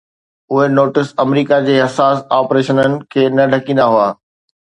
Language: Sindhi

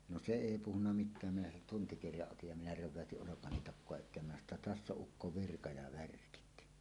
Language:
Finnish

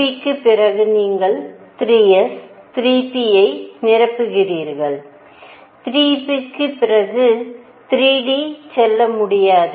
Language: Tamil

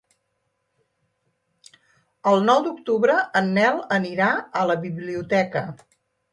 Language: Catalan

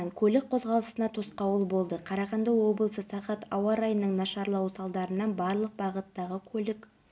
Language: Kazakh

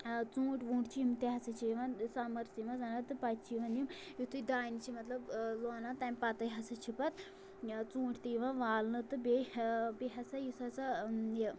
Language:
Kashmiri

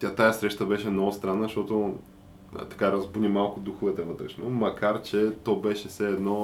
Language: Bulgarian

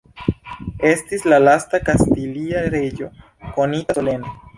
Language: Esperanto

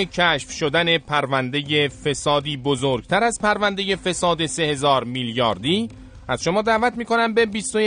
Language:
Persian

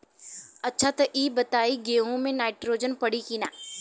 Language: Bhojpuri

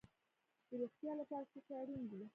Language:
Pashto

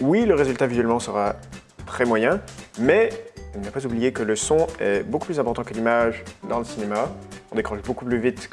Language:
French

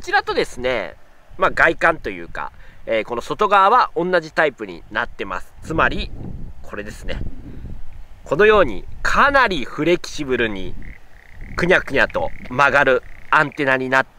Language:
Japanese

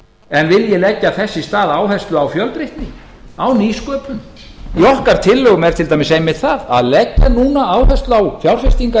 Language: Icelandic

